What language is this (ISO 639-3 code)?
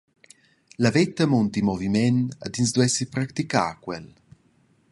roh